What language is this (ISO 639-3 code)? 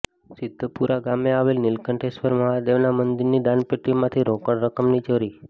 guj